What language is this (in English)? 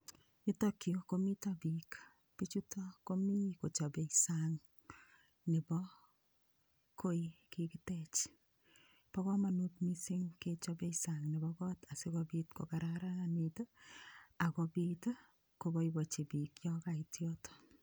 Kalenjin